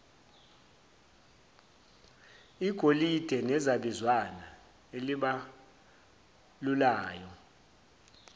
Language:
Zulu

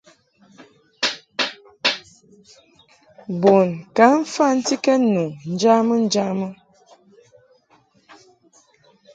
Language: Mungaka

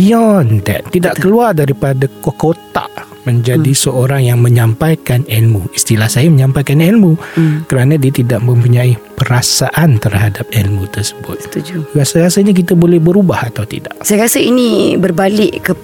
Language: Malay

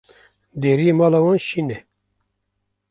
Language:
Kurdish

